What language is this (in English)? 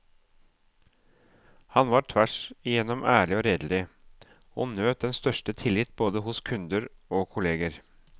Norwegian